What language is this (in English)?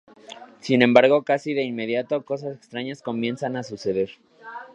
Spanish